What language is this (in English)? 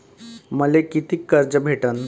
Marathi